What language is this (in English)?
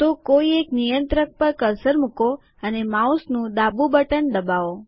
Gujarati